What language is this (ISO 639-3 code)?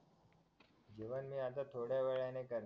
mar